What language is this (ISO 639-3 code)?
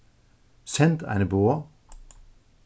fao